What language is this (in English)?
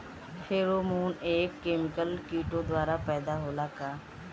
Bhojpuri